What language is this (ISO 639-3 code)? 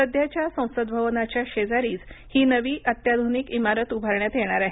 mar